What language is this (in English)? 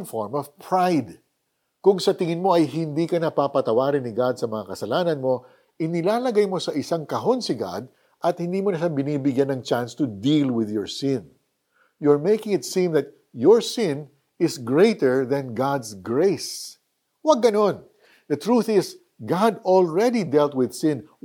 Filipino